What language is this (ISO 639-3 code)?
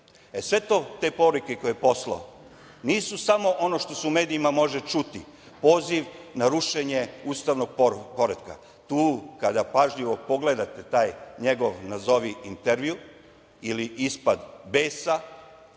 srp